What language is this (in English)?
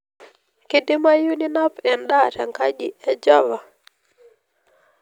Masai